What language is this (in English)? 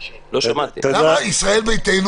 Hebrew